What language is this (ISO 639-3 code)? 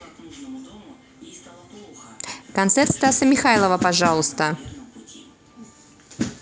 rus